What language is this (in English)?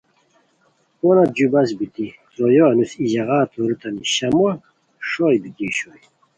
Khowar